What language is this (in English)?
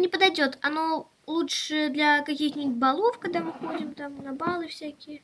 Russian